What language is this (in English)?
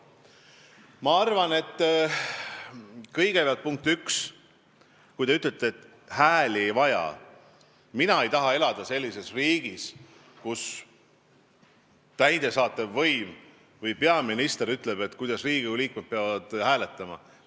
Estonian